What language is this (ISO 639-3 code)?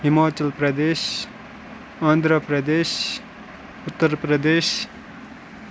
kas